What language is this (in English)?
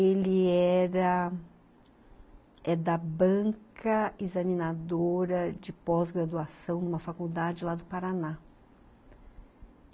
Portuguese